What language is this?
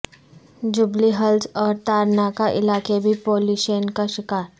Urdu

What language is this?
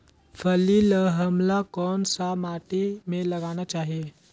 Chhattisgarhi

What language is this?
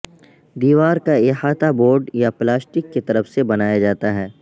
Urdu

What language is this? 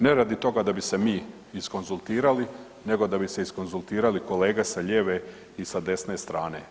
Croatian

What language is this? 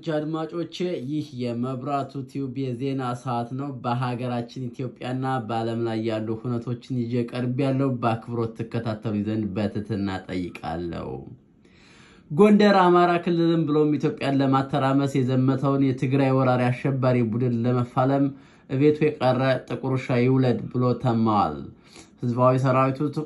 Turkish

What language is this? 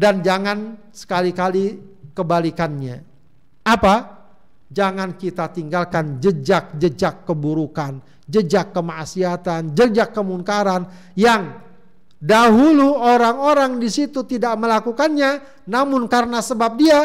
Indonesian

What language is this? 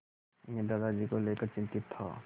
Hindi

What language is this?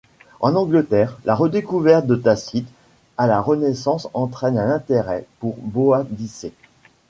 French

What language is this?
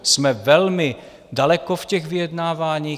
Czech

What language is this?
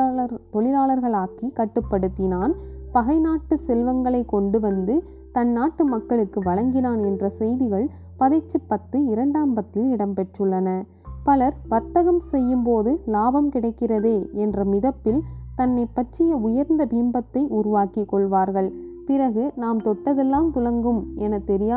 Tamil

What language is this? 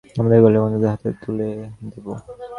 Bangla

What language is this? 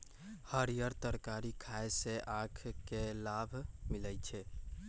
Magahi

